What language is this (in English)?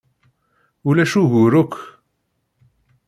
Kabyle